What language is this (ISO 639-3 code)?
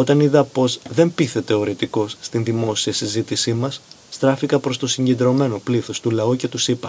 ell